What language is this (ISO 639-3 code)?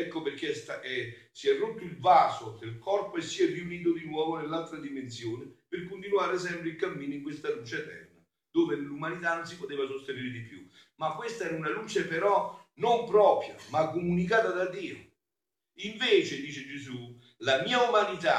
ita